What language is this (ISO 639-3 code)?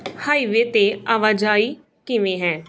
pan